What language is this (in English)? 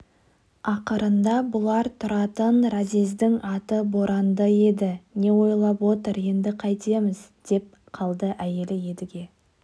Kazakh